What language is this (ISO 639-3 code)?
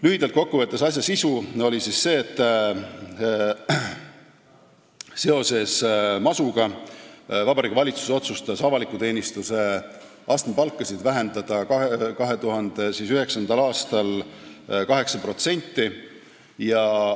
est